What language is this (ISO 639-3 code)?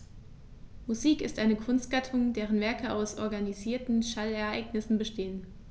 deu